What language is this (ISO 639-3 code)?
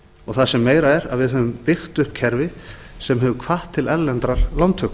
isl